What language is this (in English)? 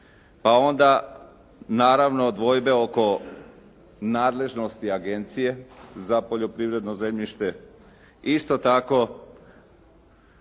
Croatian